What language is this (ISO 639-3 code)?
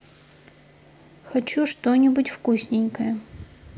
rus